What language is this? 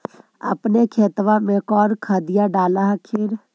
Magahi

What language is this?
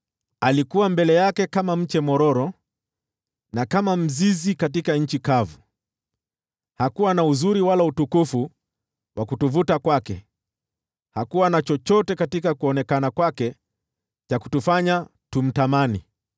Swahili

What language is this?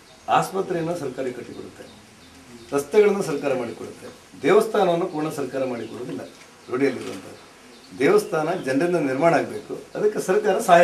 Greek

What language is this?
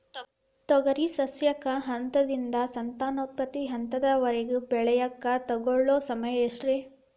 Kannada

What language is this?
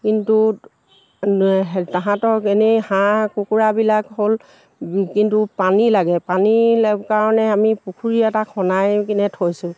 Assamese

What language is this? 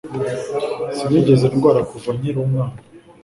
Kinyarwanda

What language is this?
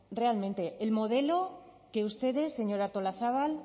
Spanish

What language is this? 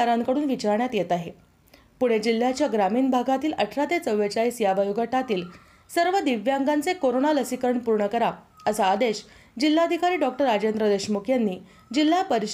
Marathi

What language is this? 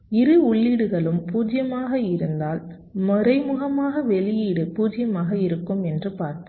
Tamil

